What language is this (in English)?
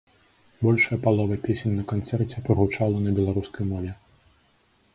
Belarusian